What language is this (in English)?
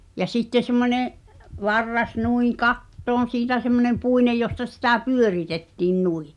Finnish